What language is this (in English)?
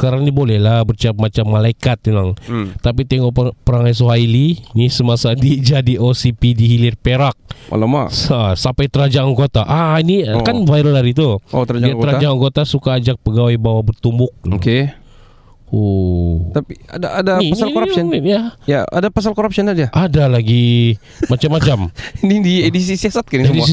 Malay